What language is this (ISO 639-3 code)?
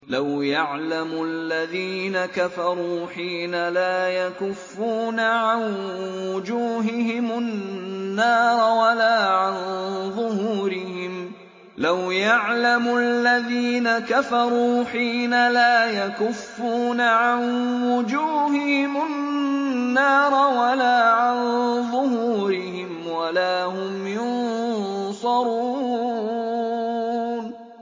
ara